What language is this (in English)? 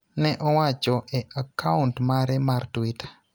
Luo (Kenya and Tanzania)